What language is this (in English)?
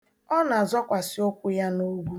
Igbo